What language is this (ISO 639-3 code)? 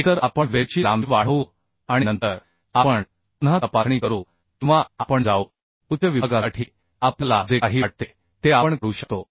mar